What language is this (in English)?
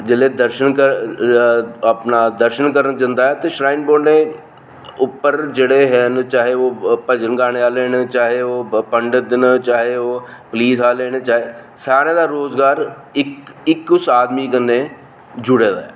Dogri